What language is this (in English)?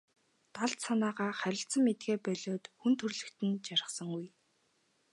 Mongolian